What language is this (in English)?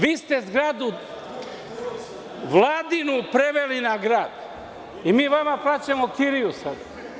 Serbian